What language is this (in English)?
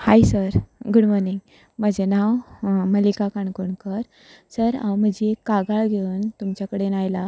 Konkani